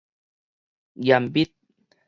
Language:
Min Nan Chinese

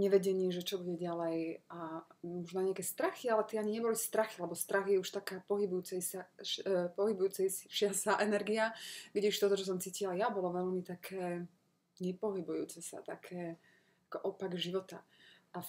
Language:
Slovak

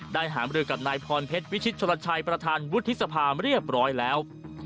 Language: Thai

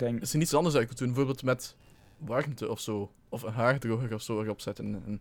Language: Dutch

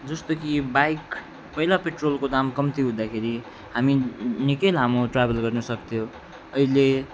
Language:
Nepali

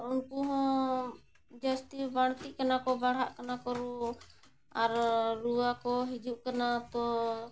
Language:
Santali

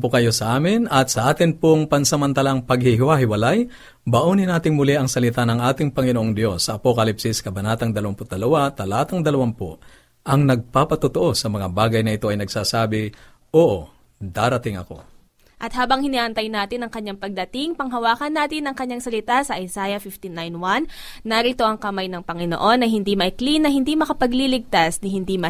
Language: Filipino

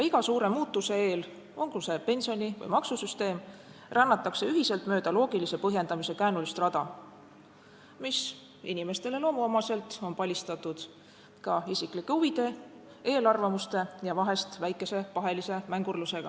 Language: Estonian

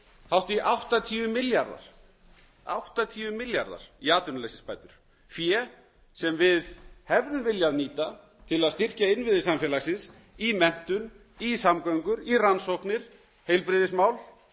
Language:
Icelandic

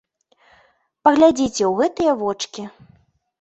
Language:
Belarusian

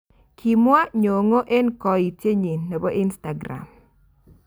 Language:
Kalenjin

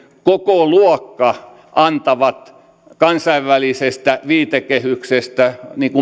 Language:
Finnish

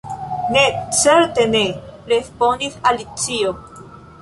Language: Esperanto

